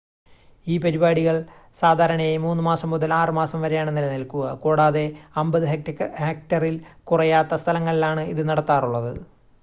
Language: Malayalam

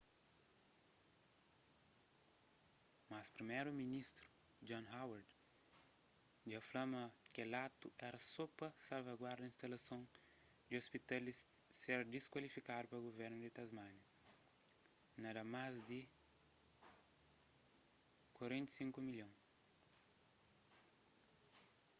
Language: Kabuverdianu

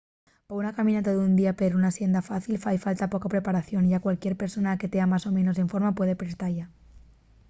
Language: Asturian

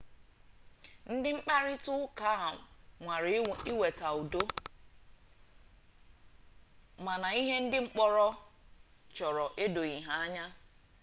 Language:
Igbo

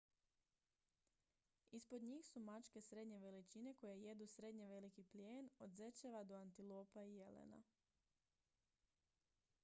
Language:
Croatian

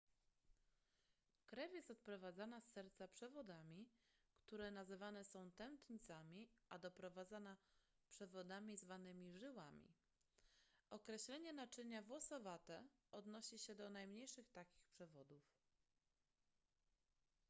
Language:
Polish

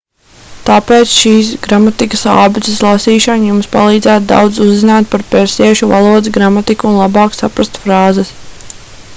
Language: Latvian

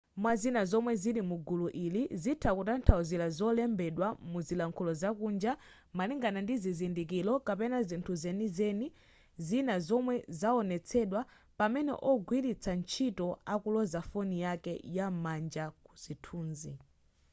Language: Nyanja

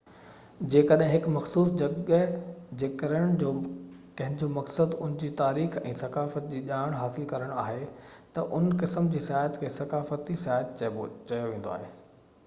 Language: Sindhi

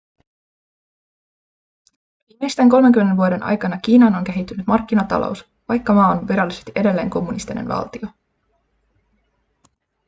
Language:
Finnish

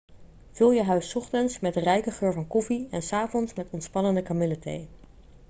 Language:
Dutch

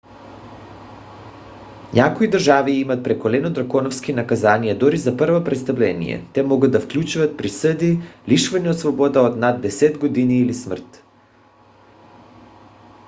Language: Bulgarian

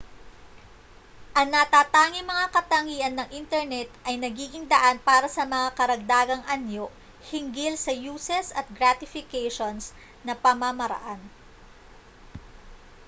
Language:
Filipino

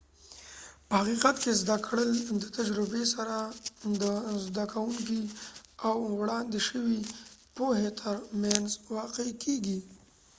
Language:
Pashto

